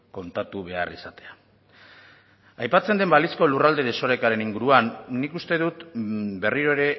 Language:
Basque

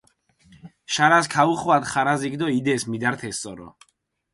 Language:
Mingrelian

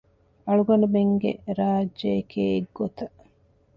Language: Divehi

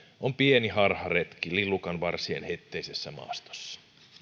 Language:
Finnish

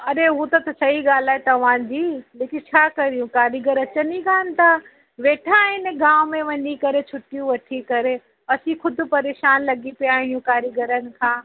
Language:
Sindhi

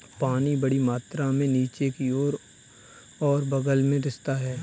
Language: Hindi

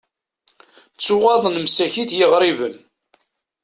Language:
Kabyle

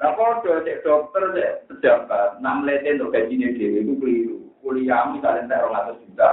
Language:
Indonesian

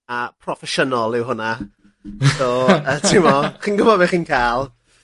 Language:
Welsh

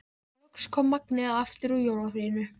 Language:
Icelandic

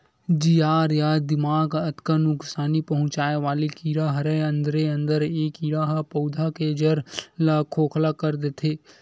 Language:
Chhattisgarhi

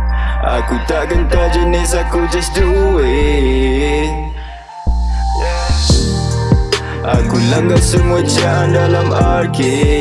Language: French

